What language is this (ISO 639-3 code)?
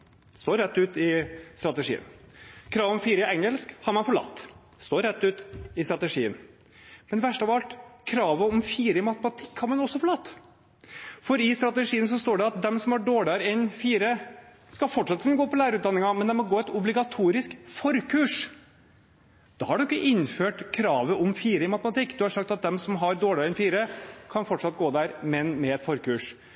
nob